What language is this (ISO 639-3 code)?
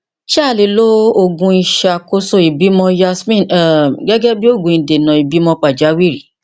yor